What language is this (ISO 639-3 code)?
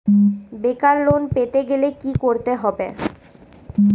ben